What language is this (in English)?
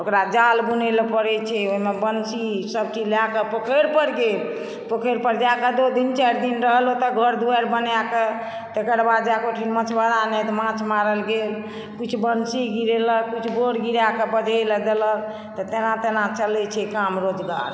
Maithili